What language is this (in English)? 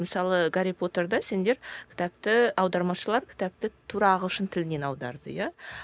Kazakh